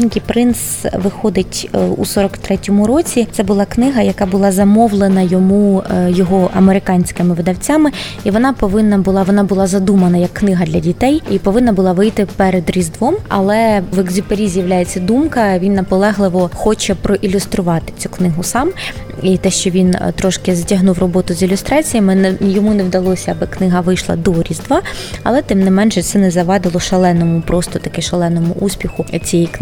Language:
Ukrainian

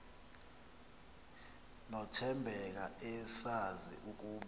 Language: Xhosa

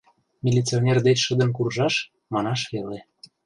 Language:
Mari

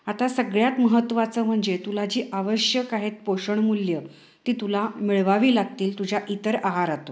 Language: Marathi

